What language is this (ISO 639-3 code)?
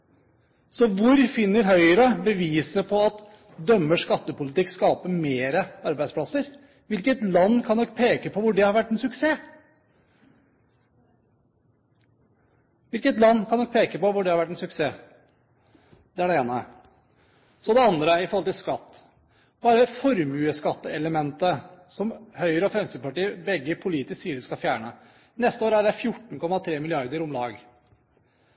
nob